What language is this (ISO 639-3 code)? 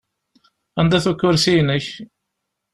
kab